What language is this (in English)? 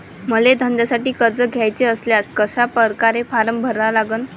Marathi